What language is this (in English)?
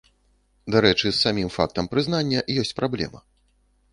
Belarusian